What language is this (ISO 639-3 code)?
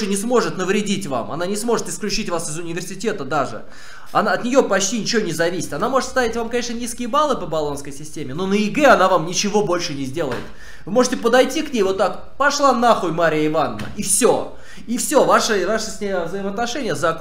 rus